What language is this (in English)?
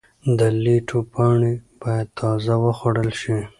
Pashto